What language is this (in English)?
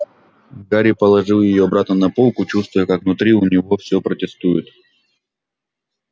Russian